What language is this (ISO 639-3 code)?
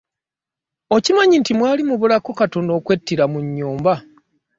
lug